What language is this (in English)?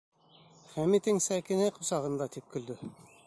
Bashkir